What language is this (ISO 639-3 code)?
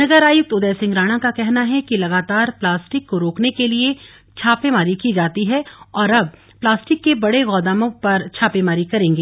hin